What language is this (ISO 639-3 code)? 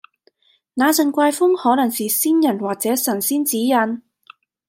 yue